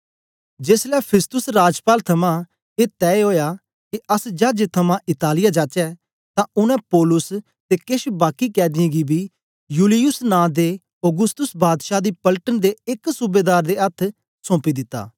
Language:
Dogri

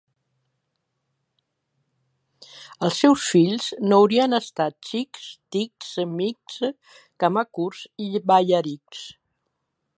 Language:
Catalan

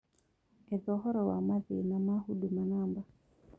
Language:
Kikuyu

